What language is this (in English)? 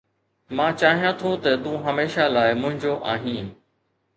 Sindhi